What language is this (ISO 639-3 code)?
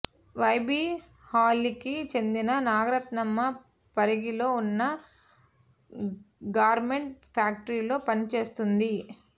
tel